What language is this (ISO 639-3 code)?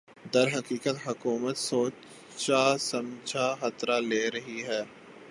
urd